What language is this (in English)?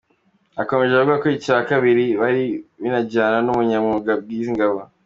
Kinyarwanda